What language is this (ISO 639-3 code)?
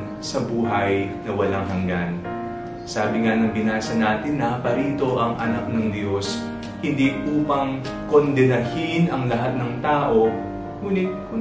fil